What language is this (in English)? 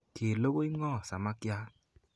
Kalenjin